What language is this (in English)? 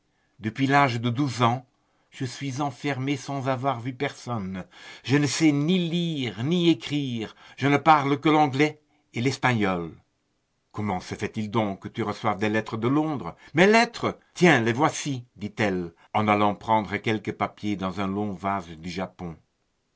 French